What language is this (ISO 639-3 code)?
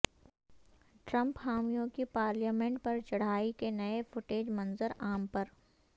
urd